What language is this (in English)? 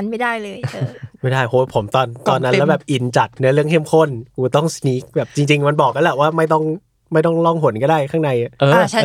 Thai